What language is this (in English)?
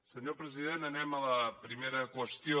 Catalan